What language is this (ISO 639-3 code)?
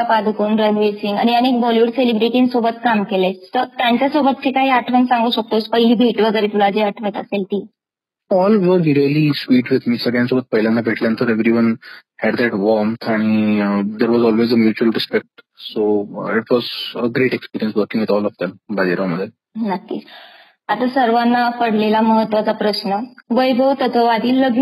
mar